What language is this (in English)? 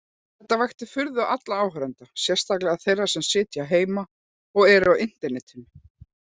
Icelandic